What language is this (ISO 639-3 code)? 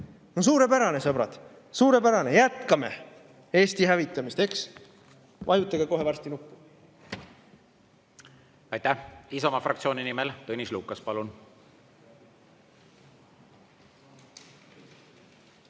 est